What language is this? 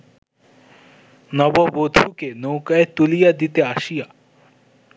Bangla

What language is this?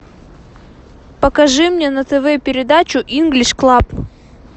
Russian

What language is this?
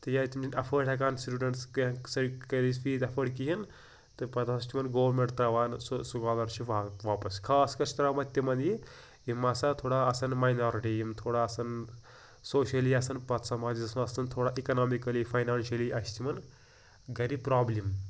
Kashmiri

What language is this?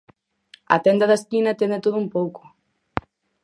Galician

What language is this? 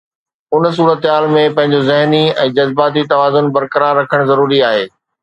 Sindhi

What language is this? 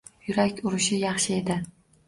Uzbek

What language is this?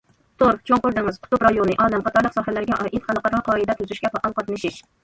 Uyghur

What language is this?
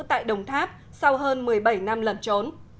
Vietnamese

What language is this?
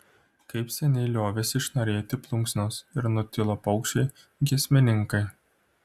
Lithuanian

